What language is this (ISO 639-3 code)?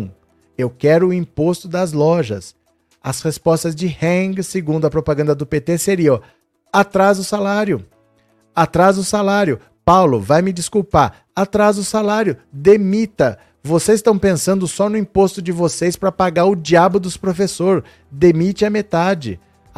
por